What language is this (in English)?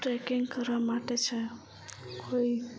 Gujarati